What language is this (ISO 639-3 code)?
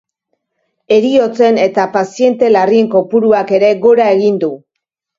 eus